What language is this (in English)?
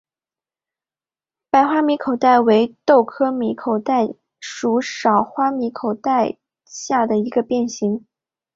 Chinese